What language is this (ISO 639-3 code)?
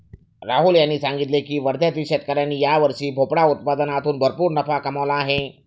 mar